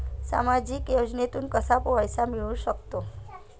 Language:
Marathi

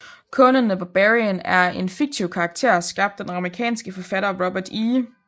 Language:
Danish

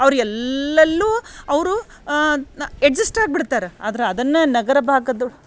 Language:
Kannada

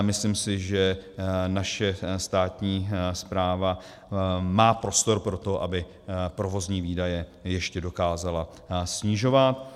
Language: Czech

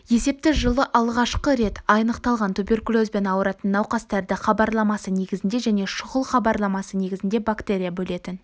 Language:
Kazakh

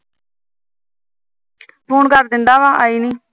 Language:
Punjabi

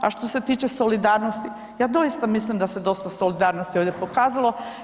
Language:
Croatian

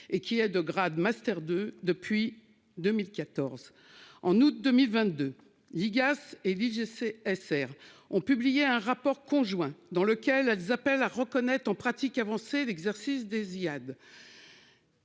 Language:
French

